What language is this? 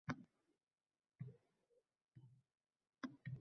Uzbek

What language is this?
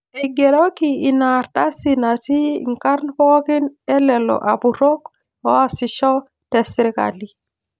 Masai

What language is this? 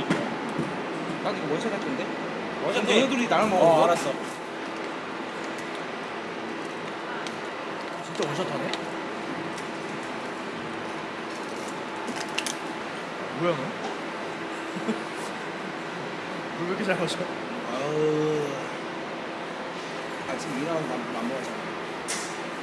Korean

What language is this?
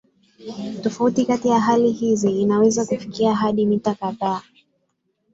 Swahili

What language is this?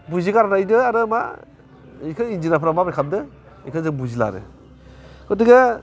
Bodo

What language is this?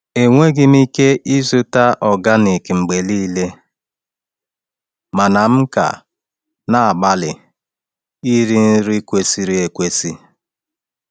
Igbo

